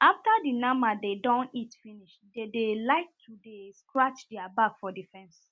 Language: Nigerian Pidgin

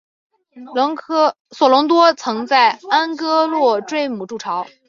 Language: Chinese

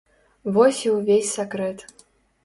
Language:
Belarusian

